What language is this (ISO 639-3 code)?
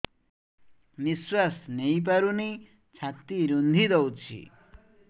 ori